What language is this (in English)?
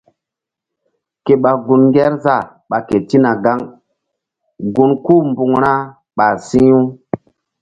Mbum